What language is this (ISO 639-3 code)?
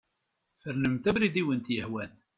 kab